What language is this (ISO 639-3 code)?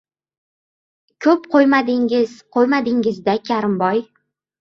uzb